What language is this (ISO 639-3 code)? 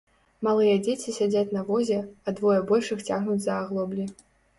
bel